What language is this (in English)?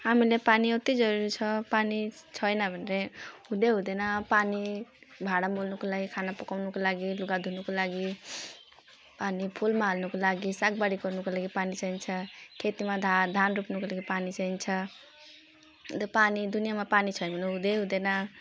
Nepali